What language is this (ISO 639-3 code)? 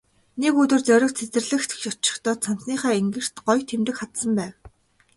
mon